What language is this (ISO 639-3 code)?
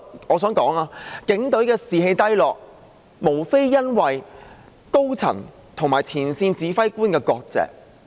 yue